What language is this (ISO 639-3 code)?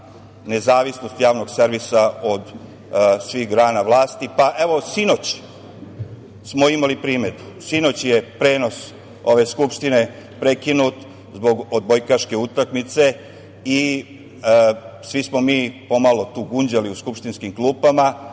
srp